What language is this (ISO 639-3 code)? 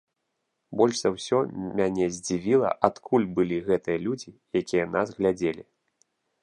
bel